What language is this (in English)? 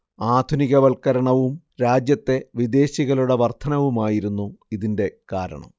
Malayalam